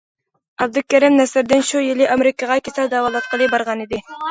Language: Uyghur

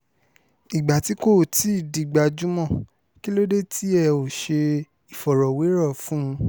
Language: Yoruba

